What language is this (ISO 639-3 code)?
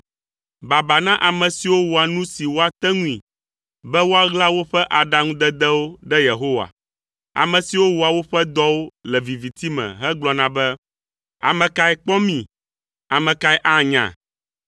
ewe